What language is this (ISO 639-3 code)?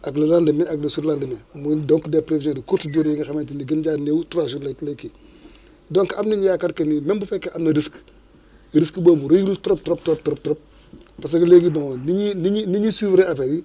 wol